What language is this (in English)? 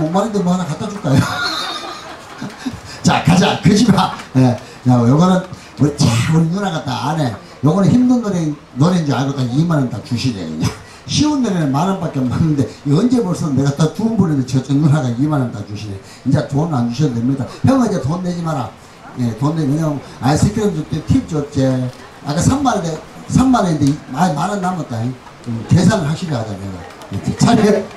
Korean